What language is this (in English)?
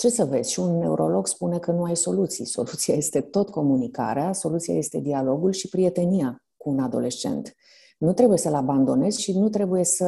Romanian